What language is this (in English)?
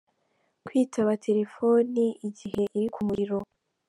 Kinyarwanda